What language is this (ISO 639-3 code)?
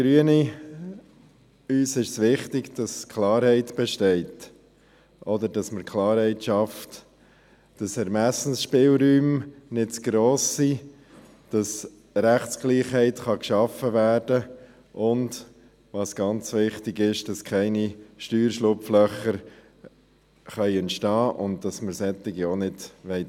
gsw